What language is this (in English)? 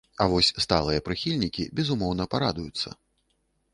Belarusian